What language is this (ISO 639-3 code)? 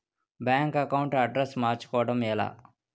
tel